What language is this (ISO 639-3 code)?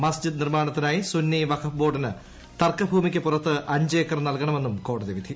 mal